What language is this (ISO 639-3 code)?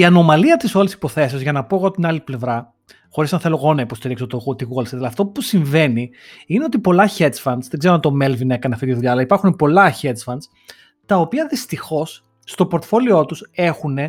ell